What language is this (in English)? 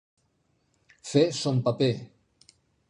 Catalan